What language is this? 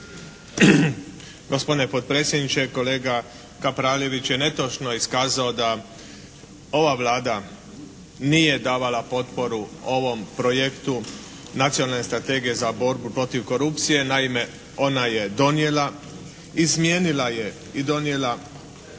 Croatian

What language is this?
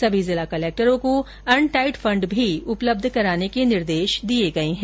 Hindi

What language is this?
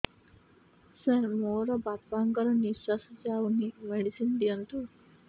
Odia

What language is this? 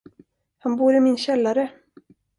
Swedish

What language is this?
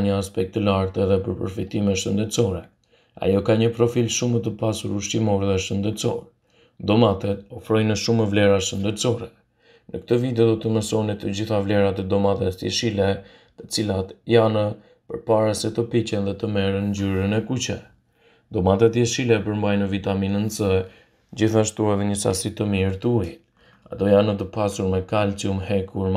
Romanian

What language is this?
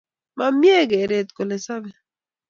Kalenjin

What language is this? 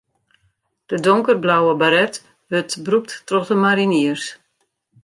Western Frisian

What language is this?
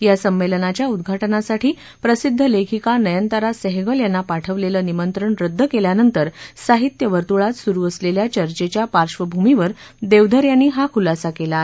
Marathi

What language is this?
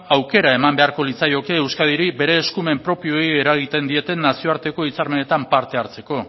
Basque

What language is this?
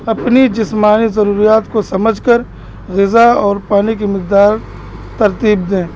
Urdu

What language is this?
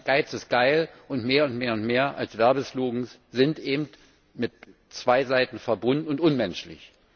German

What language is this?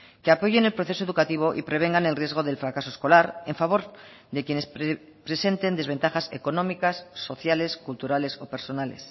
Spanish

